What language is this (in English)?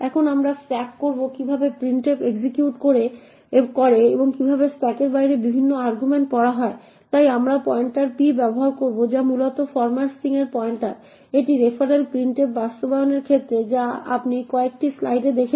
Bangla